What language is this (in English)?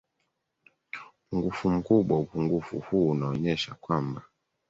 Swahili